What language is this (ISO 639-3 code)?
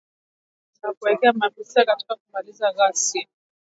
swa